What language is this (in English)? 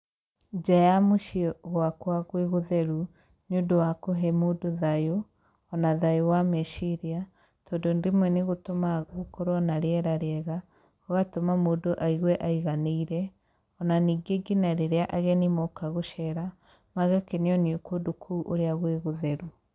Kikuyu